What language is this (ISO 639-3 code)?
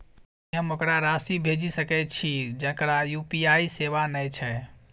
mai